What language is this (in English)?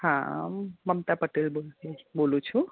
Gujarati